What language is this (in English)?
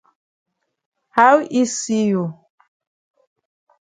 Cameroon Pidgin